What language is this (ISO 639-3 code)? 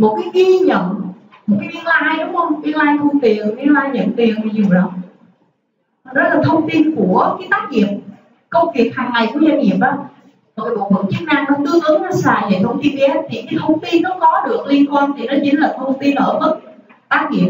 vie